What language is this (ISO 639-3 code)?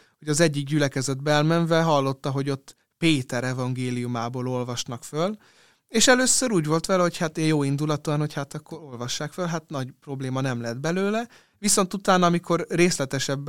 hun